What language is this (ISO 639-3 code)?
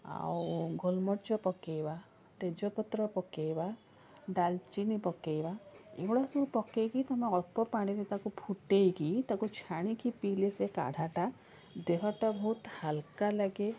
ori